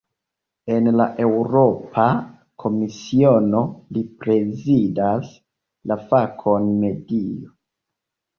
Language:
Esperanto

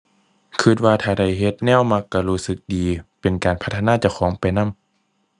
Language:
Thai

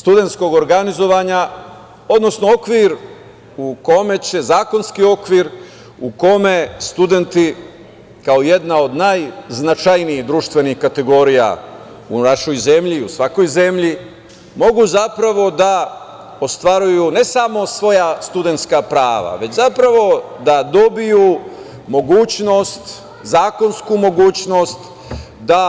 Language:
Serbian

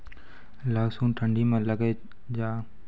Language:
Maithili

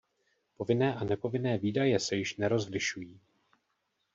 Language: Czech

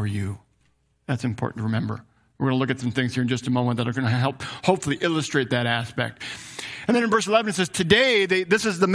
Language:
English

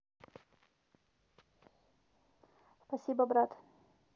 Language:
Russian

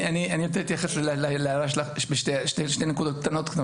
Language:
Hebrew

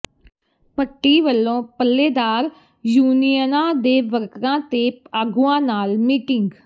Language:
Punjabi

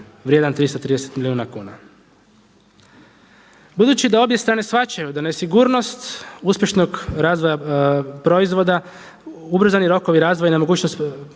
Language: Croatian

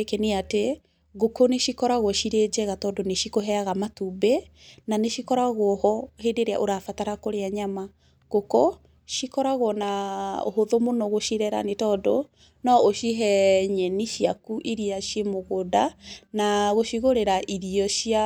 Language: Kikuyu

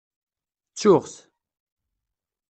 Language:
Kabyle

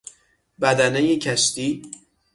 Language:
Persian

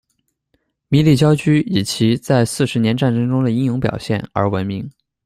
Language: Chinese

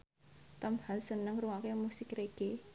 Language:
Javanese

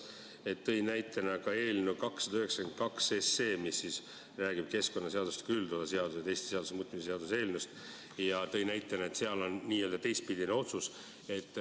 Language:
Estonian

